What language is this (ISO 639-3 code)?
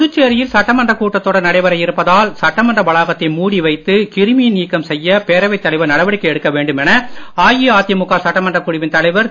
tam